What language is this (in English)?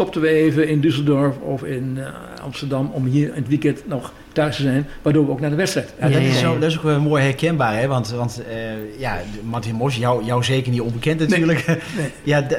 Dutch